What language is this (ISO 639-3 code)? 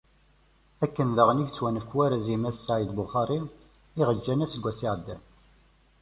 kab